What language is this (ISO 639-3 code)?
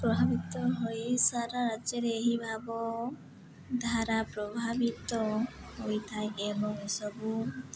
ori